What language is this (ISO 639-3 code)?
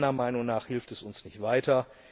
deu